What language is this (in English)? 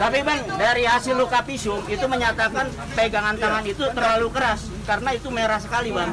Indonesian